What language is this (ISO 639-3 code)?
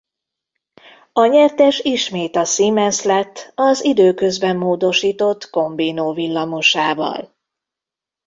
hun